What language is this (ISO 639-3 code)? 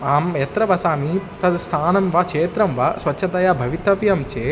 san